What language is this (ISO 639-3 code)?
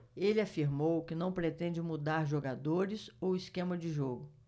por